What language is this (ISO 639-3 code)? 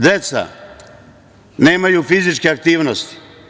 srp